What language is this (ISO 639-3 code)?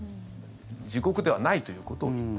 jpn